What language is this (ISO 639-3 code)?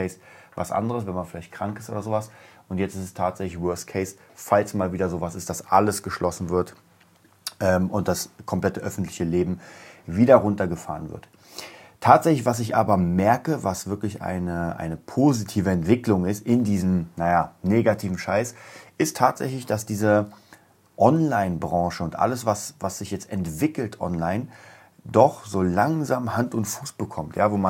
deu